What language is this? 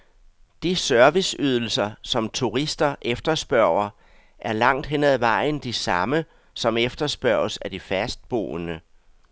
Danish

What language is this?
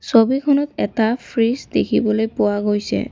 Assamese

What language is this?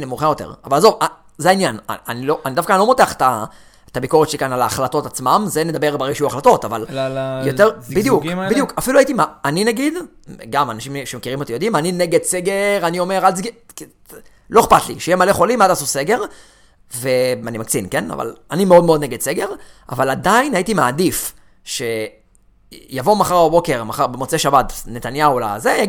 Hebrew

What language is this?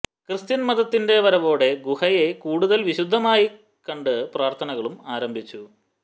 Malayalam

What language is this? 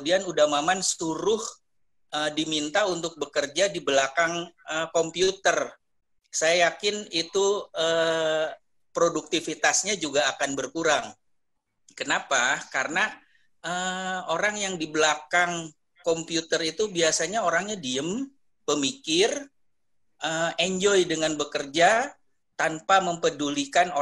Indonesian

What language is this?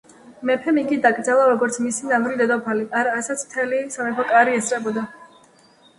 Georgian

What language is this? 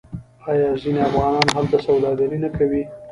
Pashto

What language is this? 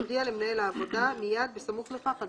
Hebrew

